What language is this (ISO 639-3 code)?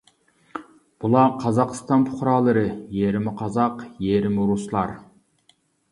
uig